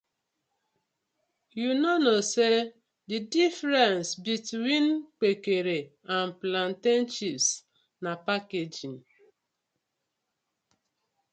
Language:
Nigerian Pidgin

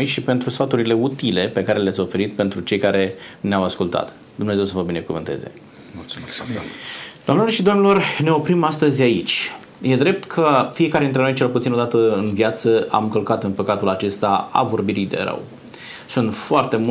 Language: Romanian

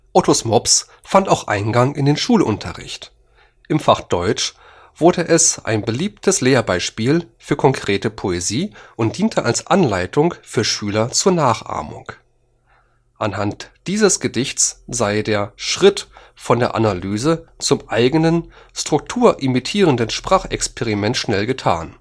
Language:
German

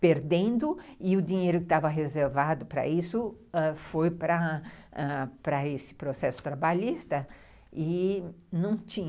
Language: Portuguese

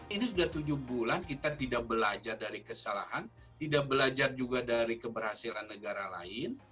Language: Indonesian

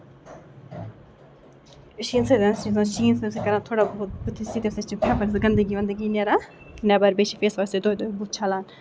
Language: Kashmiri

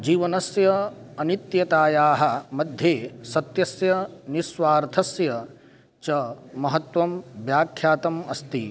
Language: Sanskrit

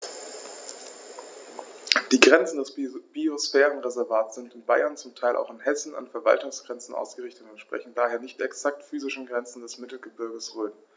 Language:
German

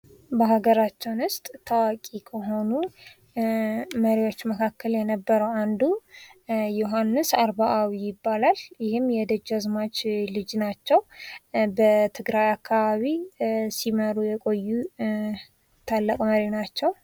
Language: Amharic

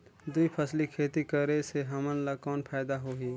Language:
Chhattisgarhi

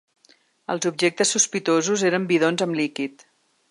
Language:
Catalan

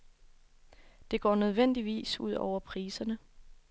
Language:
Danish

